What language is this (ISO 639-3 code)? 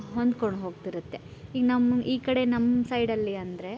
kan